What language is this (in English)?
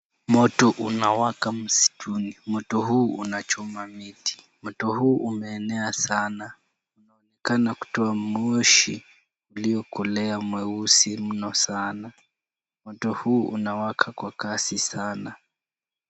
Swahili